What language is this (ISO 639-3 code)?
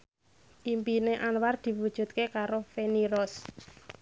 jav